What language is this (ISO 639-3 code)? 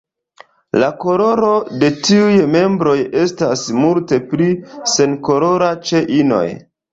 epo